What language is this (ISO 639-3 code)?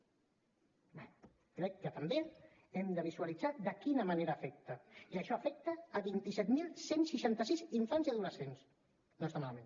cat